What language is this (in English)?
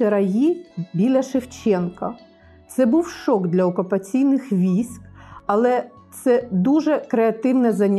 Ukrainian